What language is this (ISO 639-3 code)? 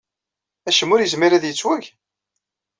kab